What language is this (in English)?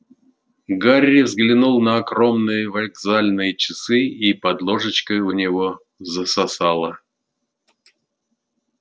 Russian